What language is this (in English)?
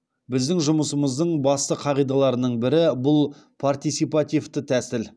Kazakh